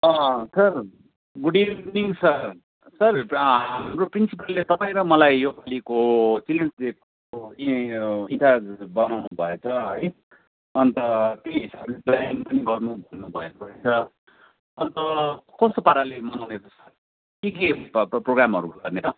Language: Nepali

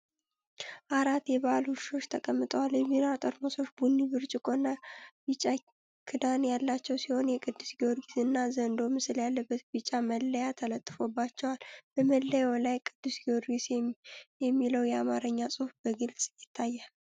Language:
Amharic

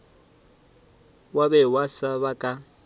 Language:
Northern Sotho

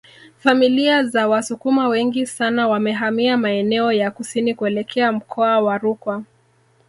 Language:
Swahili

